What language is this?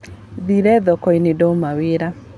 Kikuyu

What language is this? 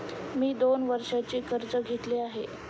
Marathi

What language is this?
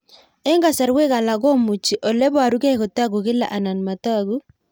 Kalenjin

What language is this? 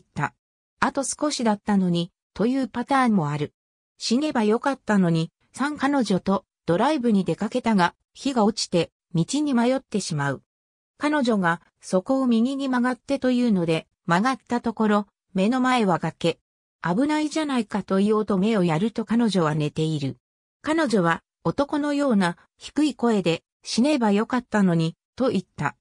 Japanese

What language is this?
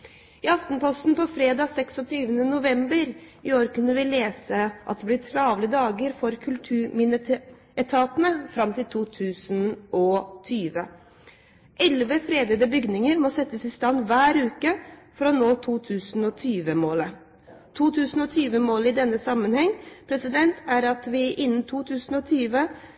Norwegian Bokmål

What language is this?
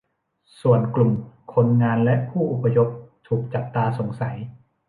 Thai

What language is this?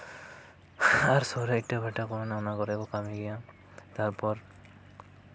Santali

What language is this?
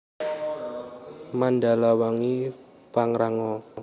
Javanese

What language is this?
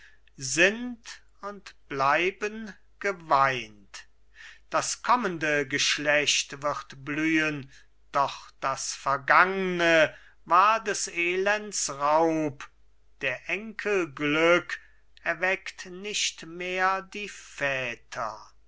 German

